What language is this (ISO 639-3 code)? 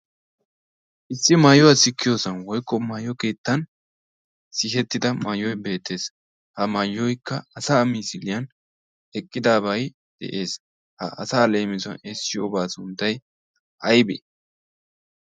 wal